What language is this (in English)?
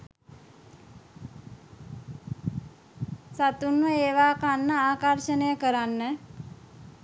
Sinhala